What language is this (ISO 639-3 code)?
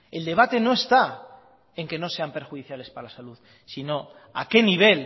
spa